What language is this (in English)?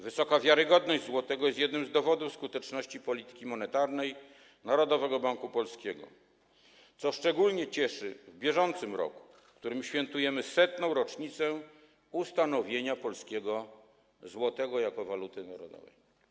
Polish